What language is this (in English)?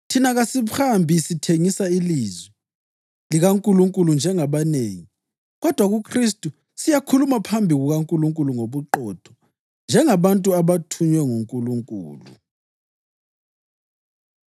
North Ndebele